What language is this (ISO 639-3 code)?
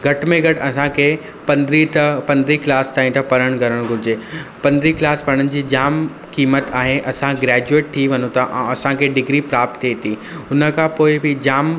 snd